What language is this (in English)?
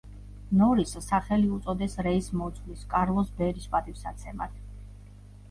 Georgian